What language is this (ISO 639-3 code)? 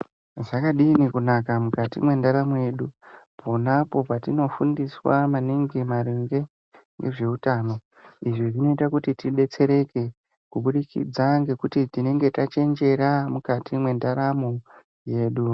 ndc